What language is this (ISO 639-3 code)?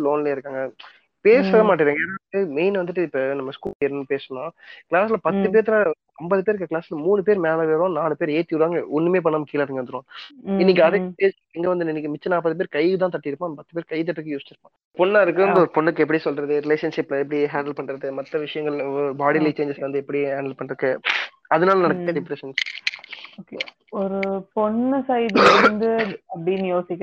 tam